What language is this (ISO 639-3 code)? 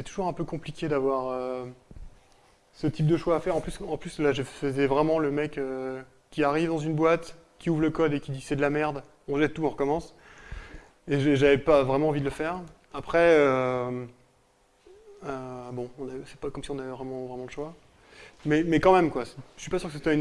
fra